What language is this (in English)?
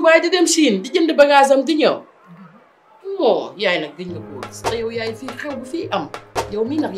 French